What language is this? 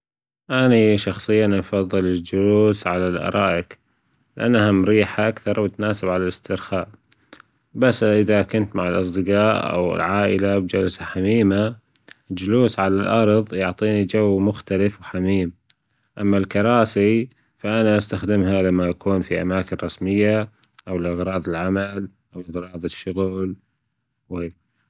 Gulf Arabic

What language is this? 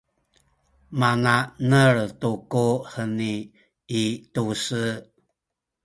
Sakizaya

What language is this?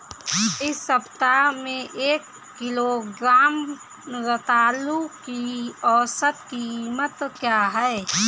Hindi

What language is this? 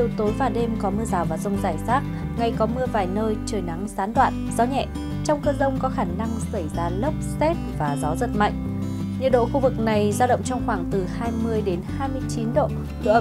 Vietnamese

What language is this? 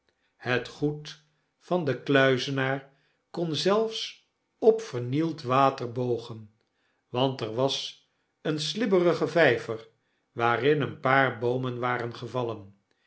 Dutch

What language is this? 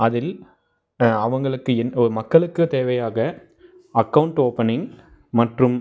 Tamil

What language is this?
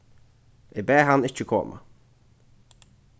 Faroese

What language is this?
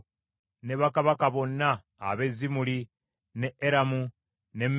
Ganda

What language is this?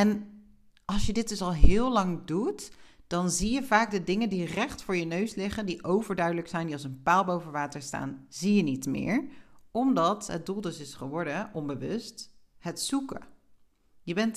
Dutch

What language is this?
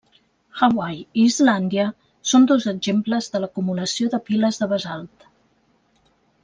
Catalan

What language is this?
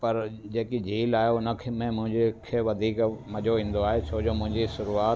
Sindhi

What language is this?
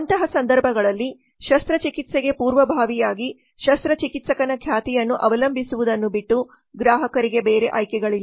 Kannada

